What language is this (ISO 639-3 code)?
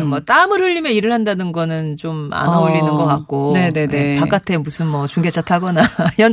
kor